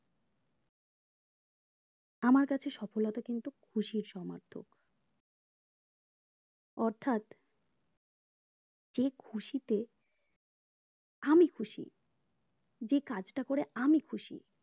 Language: Bangla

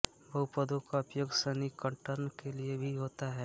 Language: Hindi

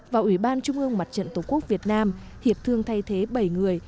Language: Vietnamese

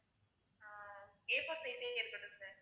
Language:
Tamil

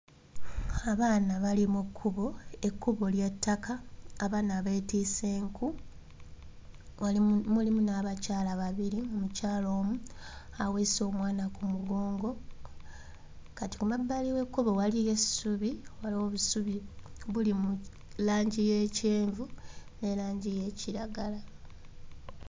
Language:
Ganda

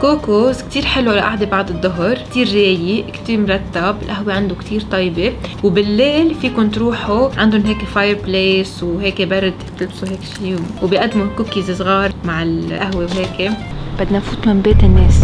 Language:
Arabic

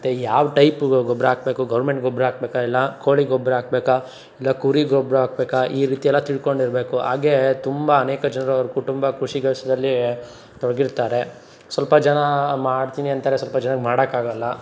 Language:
Kannada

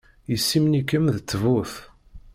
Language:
Kabyle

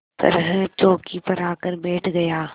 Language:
Hindi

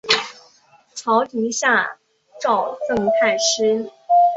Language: Chinese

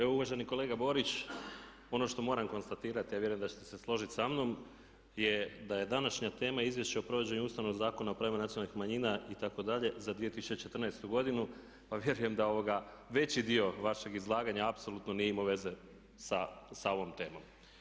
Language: Croatian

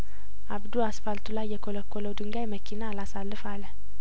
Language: Amharic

